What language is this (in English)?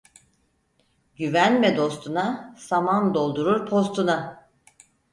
Turkish